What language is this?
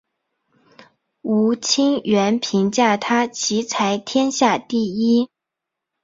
Chinese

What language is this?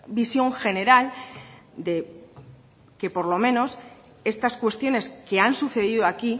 Spanish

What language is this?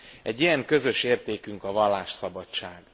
Hungarian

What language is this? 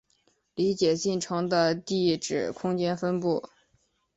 Chinese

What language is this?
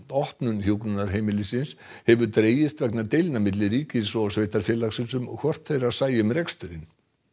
Icelandic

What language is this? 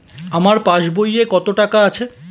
Bangla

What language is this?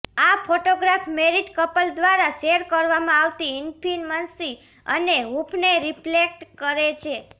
Gujarati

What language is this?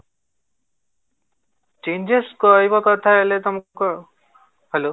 Odia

